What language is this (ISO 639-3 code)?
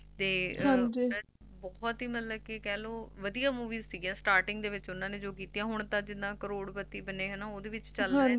pan